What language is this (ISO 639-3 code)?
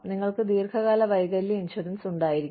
mal